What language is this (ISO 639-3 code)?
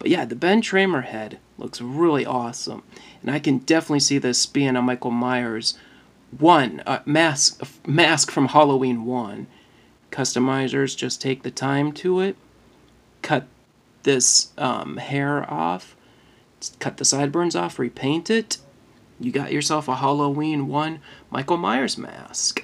eng